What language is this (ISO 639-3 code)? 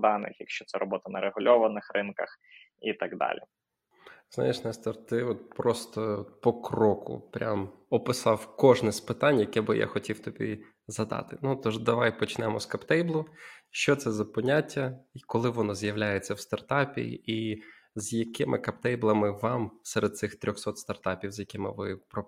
ukr